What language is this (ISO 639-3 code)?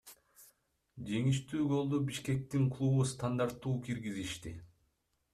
kir